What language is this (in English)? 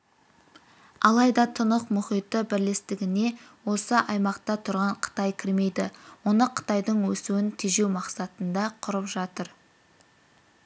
Kazakh